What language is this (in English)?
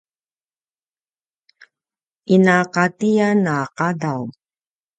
Paiwan